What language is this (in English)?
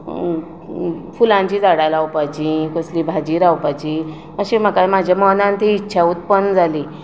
Konkani